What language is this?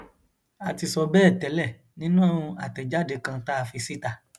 Yoruba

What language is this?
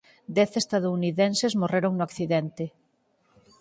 Galician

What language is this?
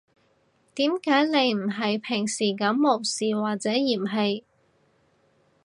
Cantonese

